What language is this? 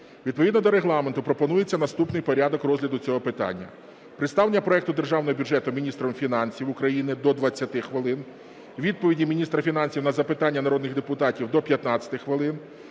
Ukrainian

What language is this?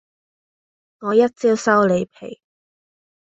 Cantonese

